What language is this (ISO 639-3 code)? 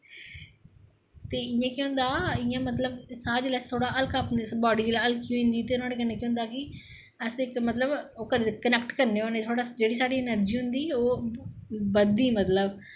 doi